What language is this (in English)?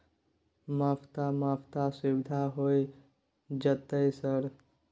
Maithili